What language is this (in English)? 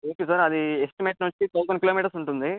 Telugu